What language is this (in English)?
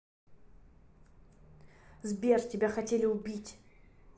Russian